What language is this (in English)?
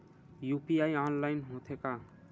Chhattisgarhi